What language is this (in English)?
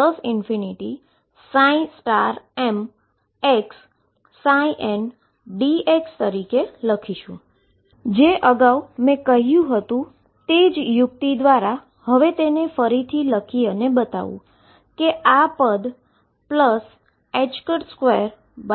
Gujarati